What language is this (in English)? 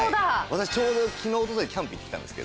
Japanese